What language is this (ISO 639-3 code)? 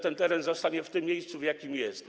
pol